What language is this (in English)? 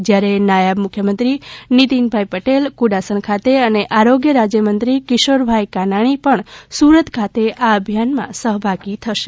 Gujarati